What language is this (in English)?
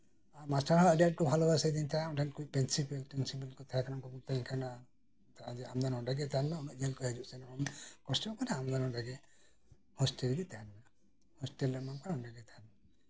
Santali